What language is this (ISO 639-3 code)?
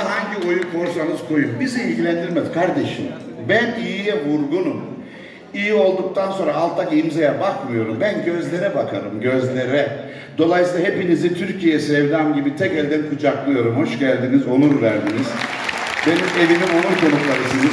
tur